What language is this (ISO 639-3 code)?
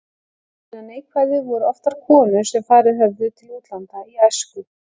isl